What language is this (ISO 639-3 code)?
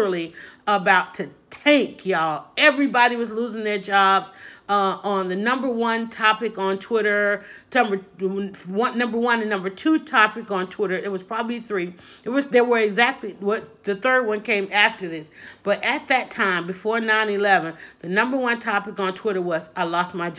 eng